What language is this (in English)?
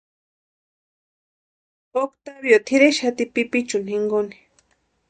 Western Highland Purepecha